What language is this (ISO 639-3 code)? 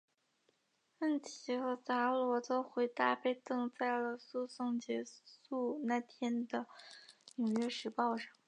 zho